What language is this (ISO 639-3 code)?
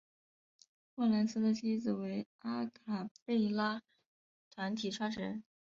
zho